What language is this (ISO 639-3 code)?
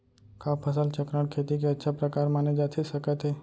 hne